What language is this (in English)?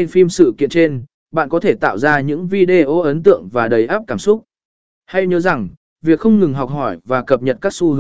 Vietnamese